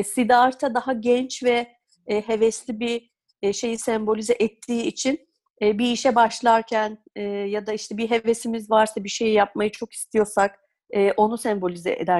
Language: Turkish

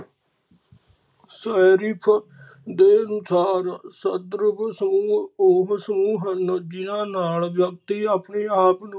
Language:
Punjabi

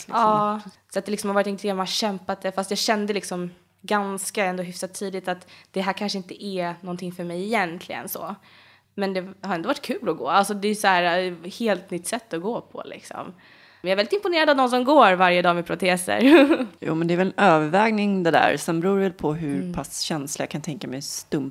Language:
Swedish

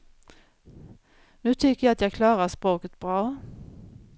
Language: Swedish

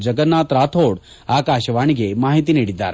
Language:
Kannada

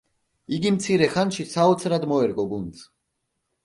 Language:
Georgian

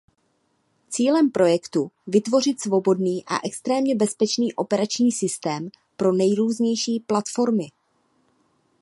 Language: Czech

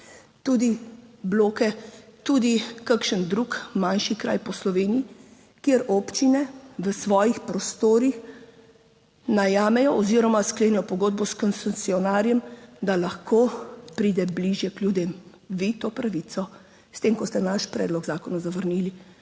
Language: Slovenian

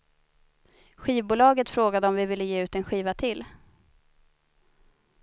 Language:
Swedish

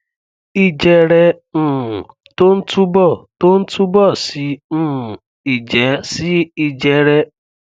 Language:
Yoruba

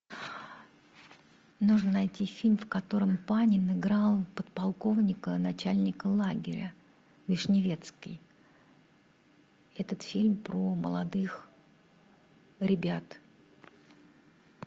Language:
Russian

